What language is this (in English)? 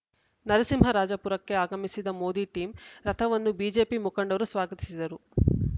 Kannada